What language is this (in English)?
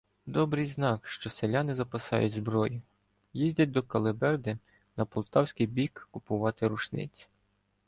Ukrainian